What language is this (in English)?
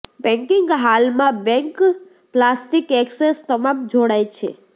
Gujarati